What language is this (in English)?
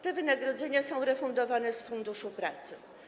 Polish